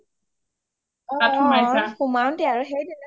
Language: Assamese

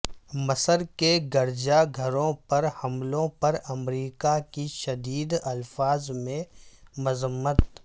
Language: Urdu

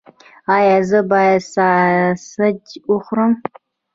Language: Pashto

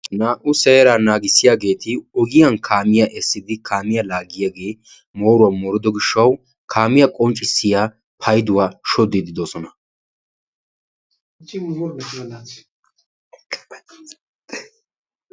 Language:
Wolaytta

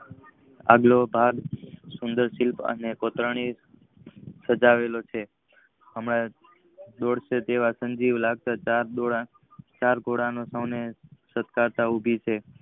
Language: Gujarati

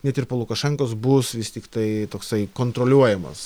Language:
Lithuanian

